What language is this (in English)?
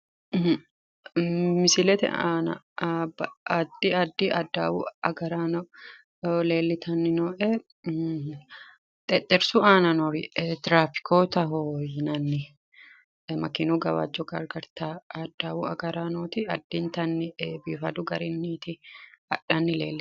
Sidamo